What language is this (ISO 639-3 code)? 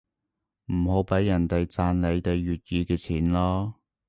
yue